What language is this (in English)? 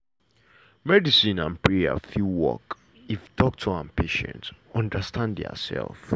Nigerian Pidgin